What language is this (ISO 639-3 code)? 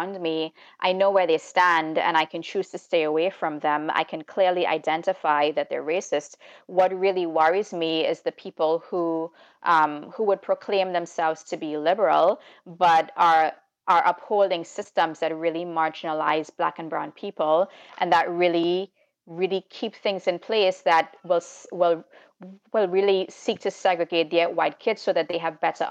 eng